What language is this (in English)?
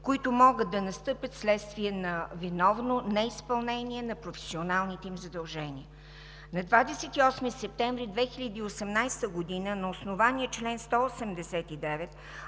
Bulgarian